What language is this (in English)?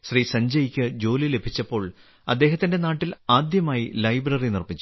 Malayalam